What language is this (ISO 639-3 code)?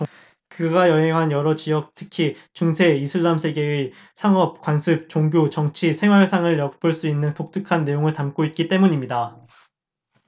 kor